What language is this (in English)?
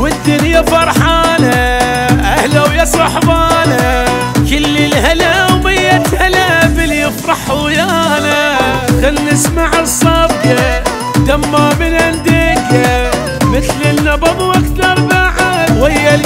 Arabic